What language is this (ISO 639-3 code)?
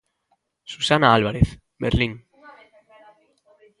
glg